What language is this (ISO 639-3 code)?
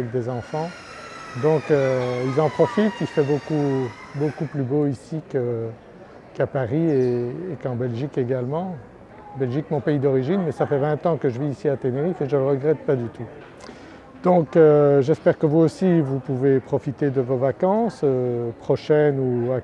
fra